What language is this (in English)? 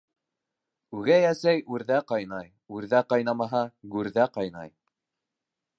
Bashkir